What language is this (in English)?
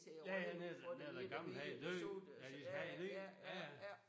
Danish